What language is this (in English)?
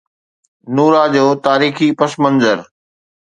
Sindhi